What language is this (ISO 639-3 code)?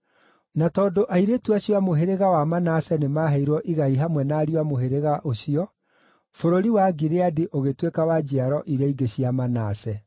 kik